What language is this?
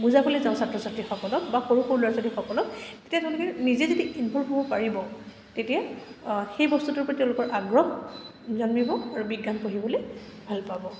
Assamese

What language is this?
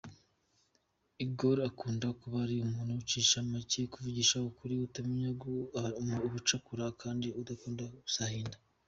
Kinyarwanda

